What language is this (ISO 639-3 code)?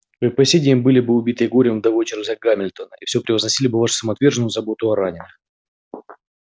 rus